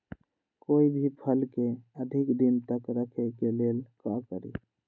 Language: Magahi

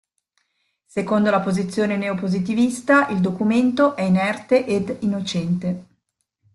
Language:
Italian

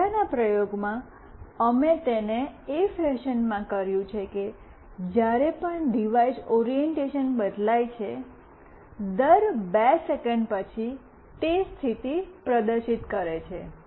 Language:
Gujarati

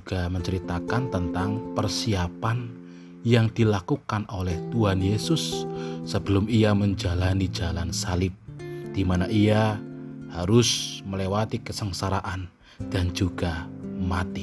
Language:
Indonesian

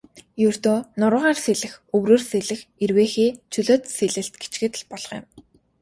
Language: Mongolian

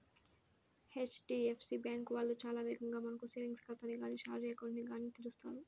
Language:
Telugu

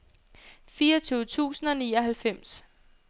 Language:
Danish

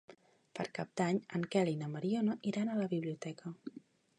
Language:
Catalan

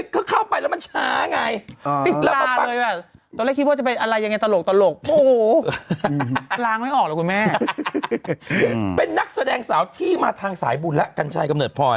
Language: Thai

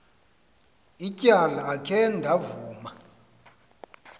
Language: Xhosa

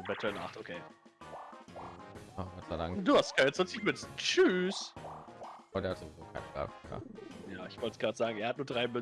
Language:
German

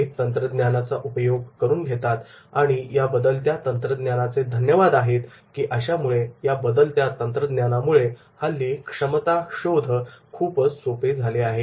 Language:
Marathi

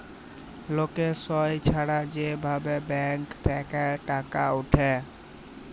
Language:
Bangla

